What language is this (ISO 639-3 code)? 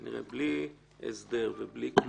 heb